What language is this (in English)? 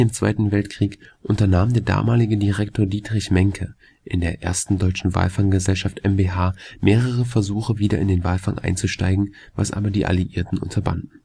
German